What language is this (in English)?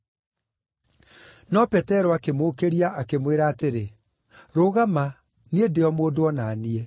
Kikuyu